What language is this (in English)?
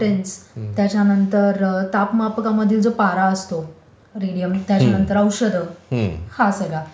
Marathi